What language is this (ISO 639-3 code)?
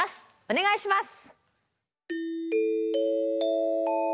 jpn